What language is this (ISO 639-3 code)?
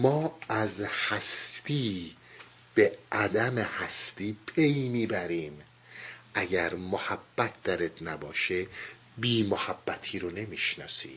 fas